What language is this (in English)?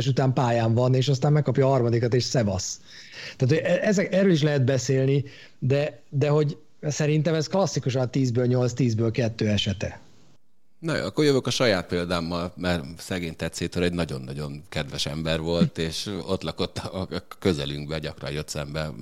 Hungarian